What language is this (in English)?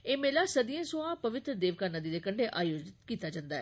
Dogri